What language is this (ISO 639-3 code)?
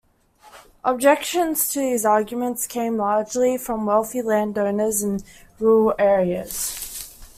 eng